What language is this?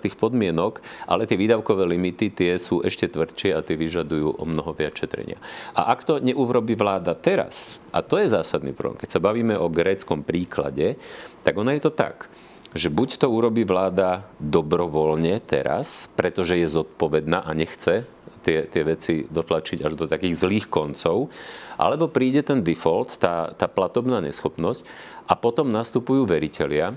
Slovak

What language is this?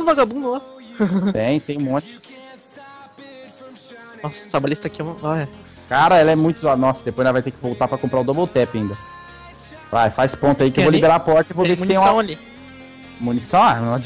Portuguese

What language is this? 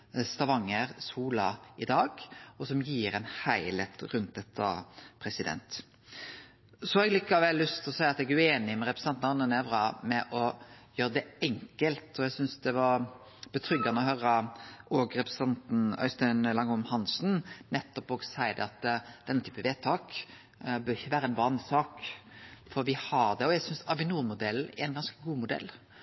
Norwegian Nynorsk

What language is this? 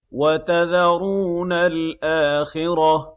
Arabic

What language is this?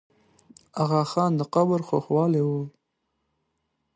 Pashto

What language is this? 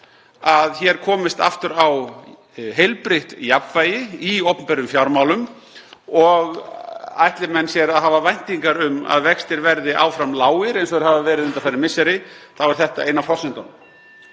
Icelandic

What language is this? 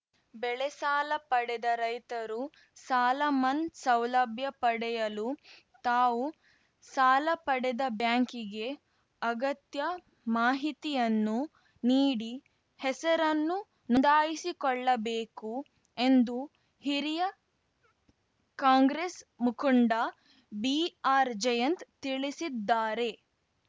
Kannada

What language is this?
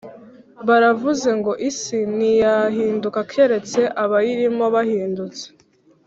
Kinyarwanda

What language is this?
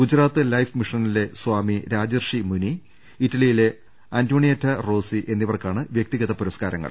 Malayalam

